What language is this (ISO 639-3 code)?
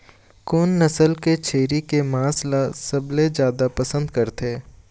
hne